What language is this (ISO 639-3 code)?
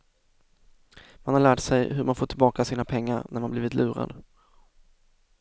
swe